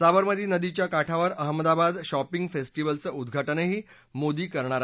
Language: Marathi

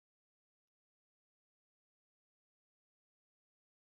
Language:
Pashto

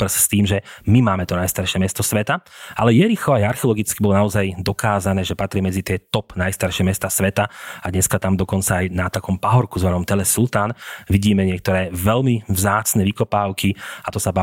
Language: Slovak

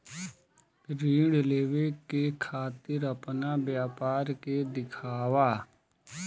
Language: Bhojpuri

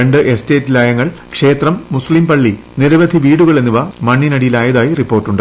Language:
Malayalam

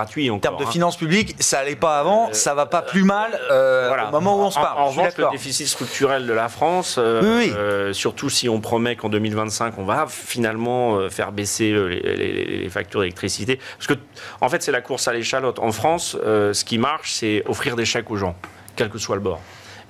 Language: French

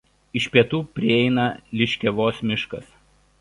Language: Lithuanian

